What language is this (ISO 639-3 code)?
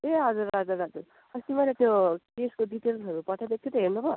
nep